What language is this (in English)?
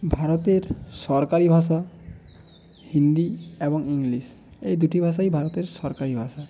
Bangla